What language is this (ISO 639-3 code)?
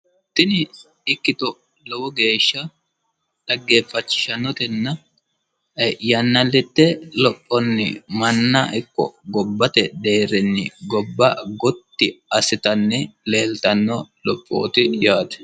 sid